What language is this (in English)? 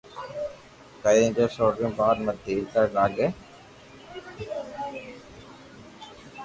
Loarki